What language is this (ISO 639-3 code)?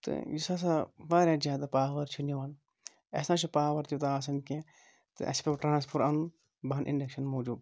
kas